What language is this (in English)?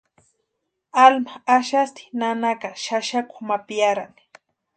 Western Highland Purepecha